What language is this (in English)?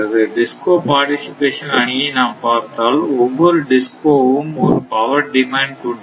Tamil